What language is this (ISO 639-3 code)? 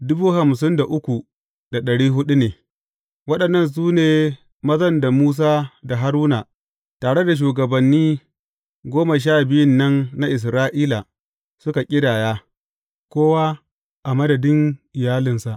hau